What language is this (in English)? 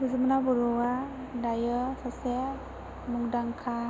Bodo